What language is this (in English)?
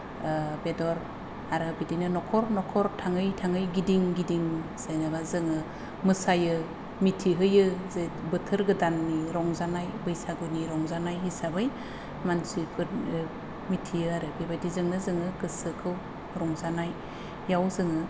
Bodo